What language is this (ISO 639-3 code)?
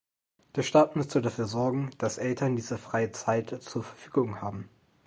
deu